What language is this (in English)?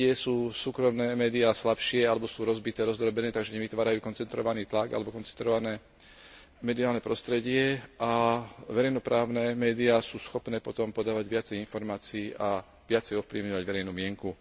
Slovak